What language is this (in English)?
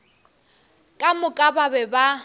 Northern Sotho